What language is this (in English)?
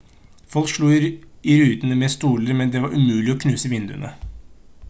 Norwegian Bokmål